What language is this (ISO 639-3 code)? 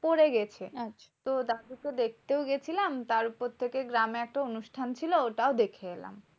ben